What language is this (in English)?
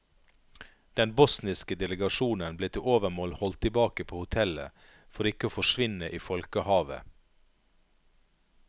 Norwegian